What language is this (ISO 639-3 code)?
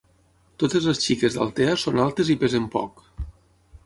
cat